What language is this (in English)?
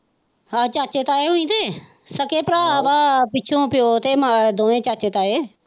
Punjabi